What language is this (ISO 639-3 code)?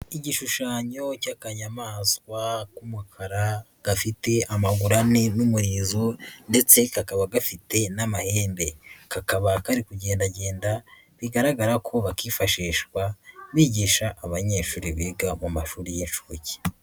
kin